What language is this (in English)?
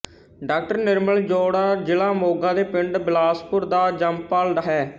Punjabi